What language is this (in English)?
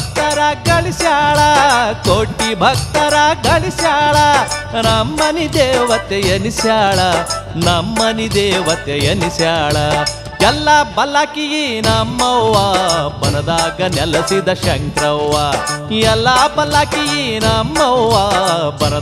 Kannada